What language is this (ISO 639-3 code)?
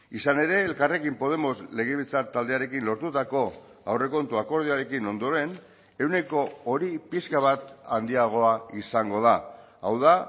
eus